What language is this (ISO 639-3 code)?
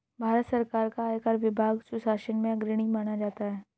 hin